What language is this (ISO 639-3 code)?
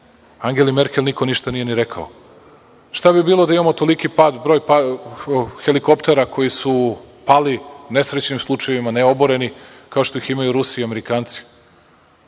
srp